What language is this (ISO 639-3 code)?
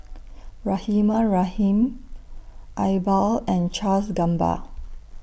eng